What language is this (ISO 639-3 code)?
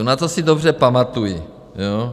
ces